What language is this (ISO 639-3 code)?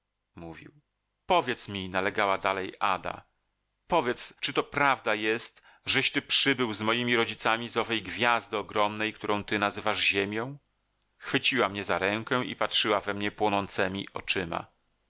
pol